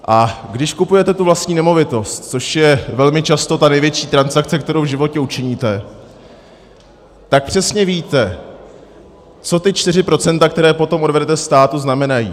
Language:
Czech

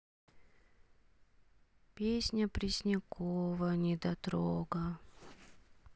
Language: Russian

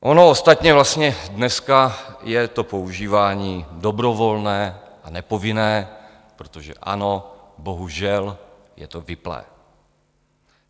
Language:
Czech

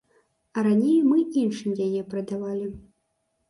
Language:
Belarusian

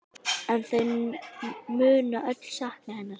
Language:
Icelandic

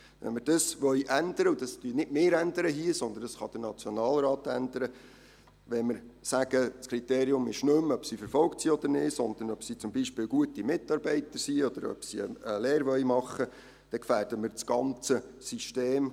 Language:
Swiss German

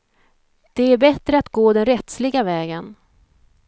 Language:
Swedish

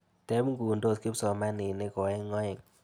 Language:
Kalenjin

